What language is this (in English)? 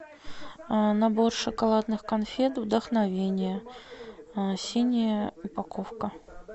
Russian